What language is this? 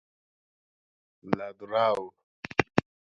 Persian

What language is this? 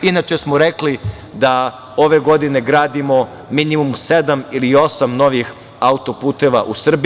Serbian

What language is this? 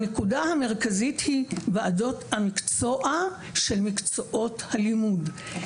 Hebrew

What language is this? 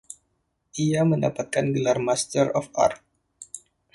Indonesian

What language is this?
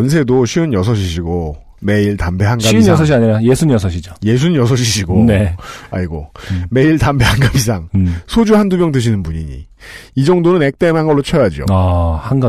Korean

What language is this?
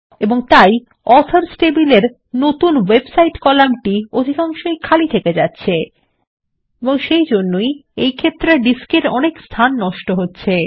Bangla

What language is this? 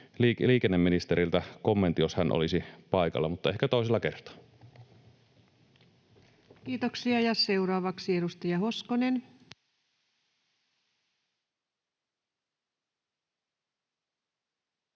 Finnish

